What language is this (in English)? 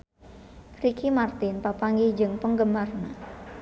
Sundanese